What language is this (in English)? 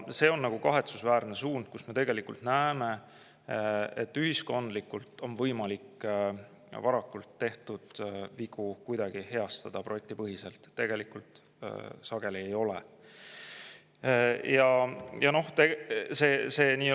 Estonian